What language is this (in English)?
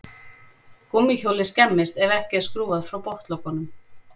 Icelandic